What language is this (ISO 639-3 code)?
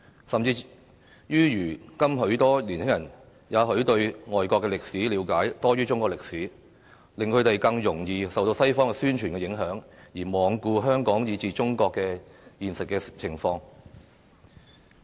yue